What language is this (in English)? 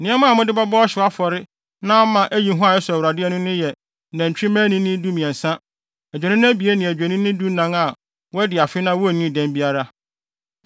Akan